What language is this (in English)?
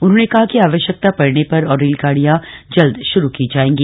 Hindi